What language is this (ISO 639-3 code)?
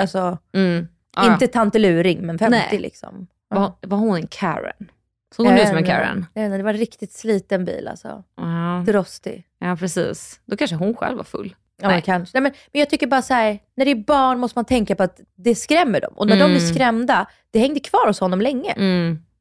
swe